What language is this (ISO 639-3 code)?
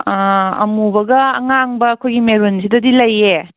mni